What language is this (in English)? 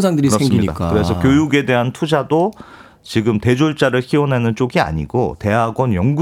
Korean